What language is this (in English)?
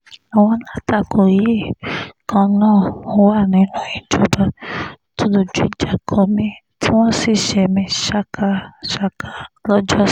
Yoruba